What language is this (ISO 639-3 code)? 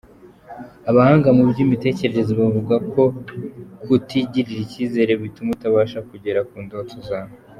kin